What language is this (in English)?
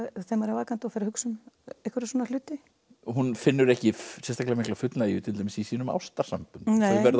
Icelandic